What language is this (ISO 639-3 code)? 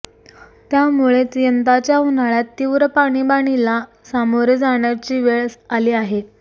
mar